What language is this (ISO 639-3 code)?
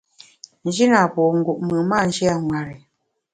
bax